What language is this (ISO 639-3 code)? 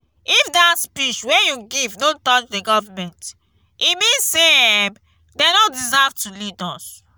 pcm